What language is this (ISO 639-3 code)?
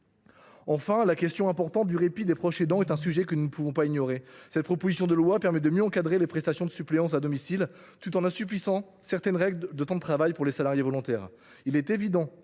fra